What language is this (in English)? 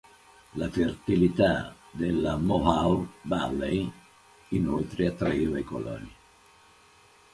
Italian